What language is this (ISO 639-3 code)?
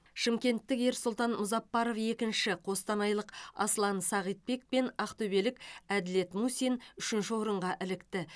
kaz